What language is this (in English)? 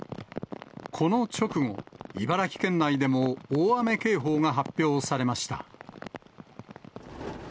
Japanese